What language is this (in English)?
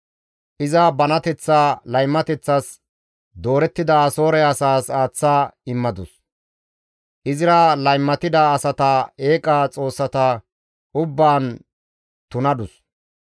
Gamo